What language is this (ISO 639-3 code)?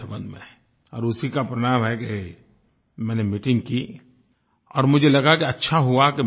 hin